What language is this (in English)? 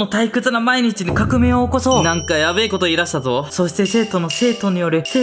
Japanese